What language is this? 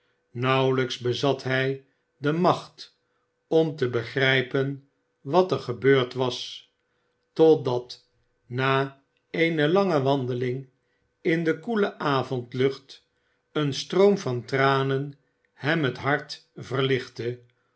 Dutch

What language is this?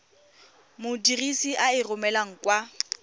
Tswana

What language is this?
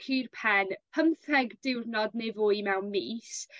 Welsh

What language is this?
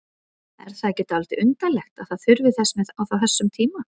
Icelandic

